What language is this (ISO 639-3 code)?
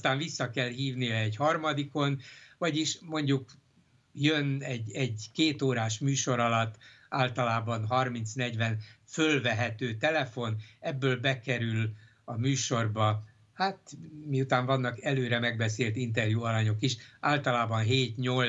hun